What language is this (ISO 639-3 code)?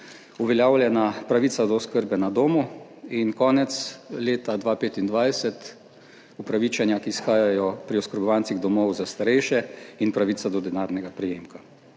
slv